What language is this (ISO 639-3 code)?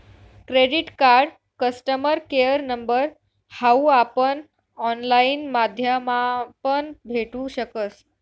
mar